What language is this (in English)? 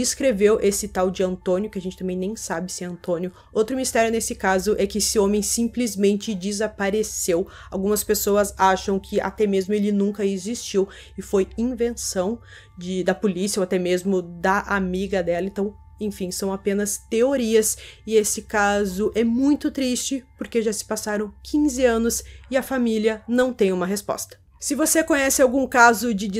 Portuguese